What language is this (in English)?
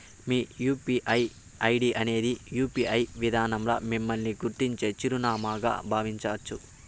Telugu